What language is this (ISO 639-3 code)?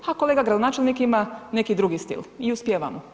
hrv